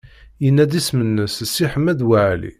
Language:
Kabyle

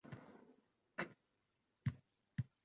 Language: Uzbek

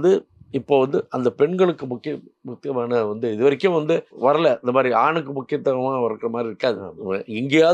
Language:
Tamil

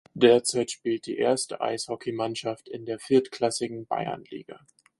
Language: German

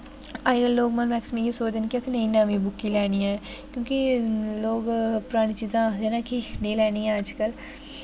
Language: Dogri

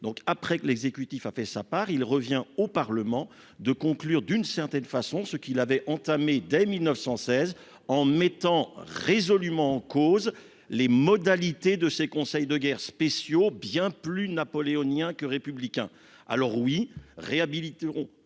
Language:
French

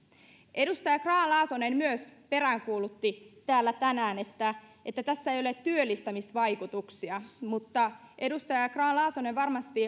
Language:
Finnish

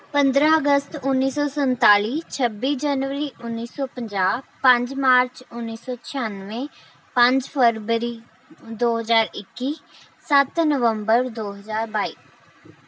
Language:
Punjabi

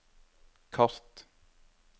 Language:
Norwegian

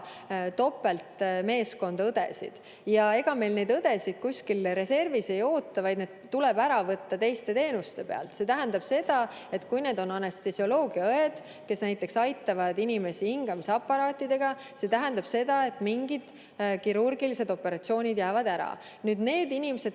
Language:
Estonian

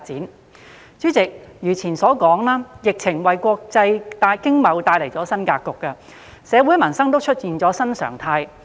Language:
Cantonese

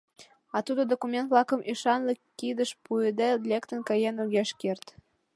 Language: Mari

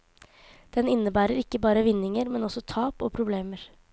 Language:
Norwegian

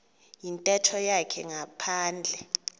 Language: Xhosa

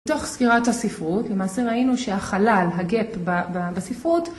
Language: Hebrew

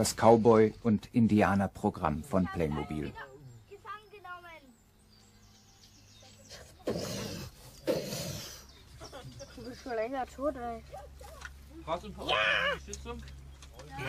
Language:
German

